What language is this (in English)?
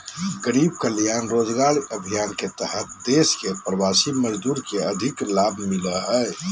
Magahi